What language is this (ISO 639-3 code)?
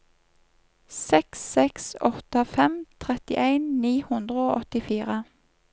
nor